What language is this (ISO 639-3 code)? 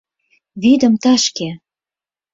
chm